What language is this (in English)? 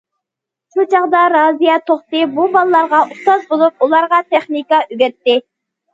Uyghur